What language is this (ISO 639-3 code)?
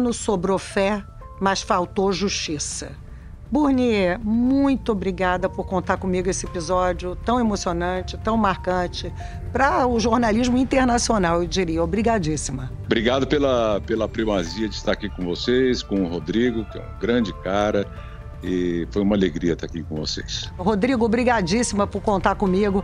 por